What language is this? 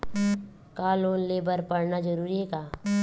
Chhattisgarhi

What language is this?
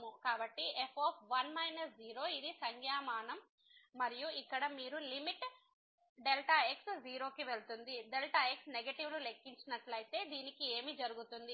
Telugu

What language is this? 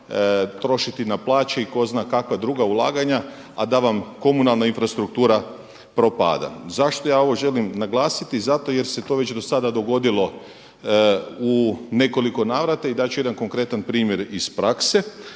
Croatian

